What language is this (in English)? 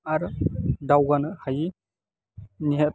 Bodo